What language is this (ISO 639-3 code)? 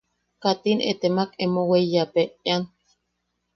yaq